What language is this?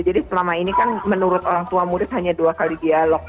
Indonesian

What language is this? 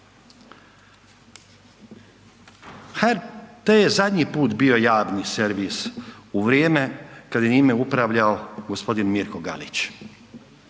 Croatian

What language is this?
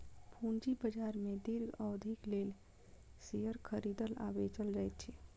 Maithili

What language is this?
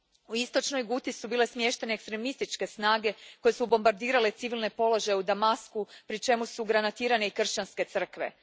Croatian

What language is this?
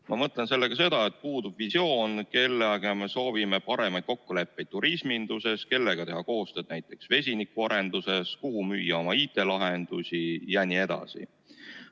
Estonian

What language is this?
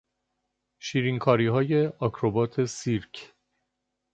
Persian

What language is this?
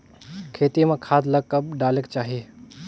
Chhattisgarhi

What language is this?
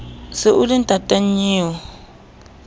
Southern Sotho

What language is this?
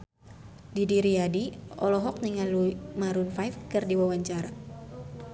Sundanese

